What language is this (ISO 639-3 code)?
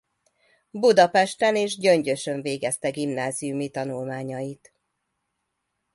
hun